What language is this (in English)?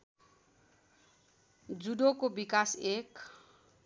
Nepali